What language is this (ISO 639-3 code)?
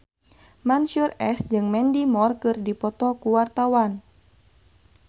sun